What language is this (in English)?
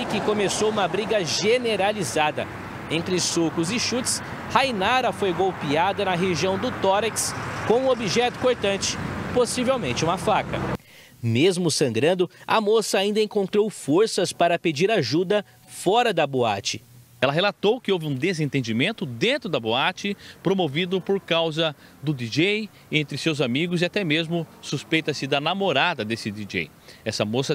Portuguese